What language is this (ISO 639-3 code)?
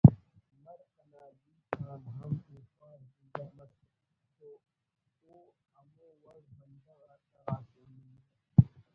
brh